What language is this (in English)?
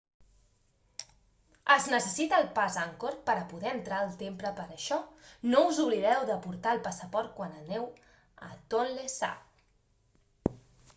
Catalan